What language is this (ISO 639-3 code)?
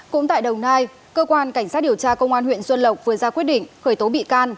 vie